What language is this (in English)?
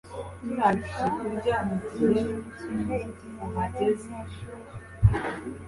Kinyarwanda